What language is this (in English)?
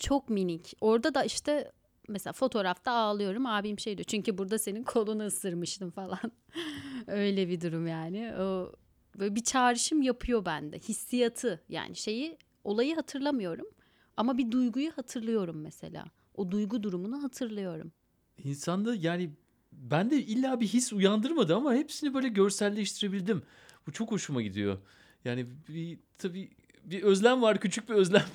Turkish